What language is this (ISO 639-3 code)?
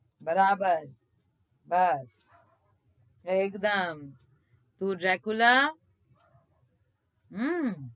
guj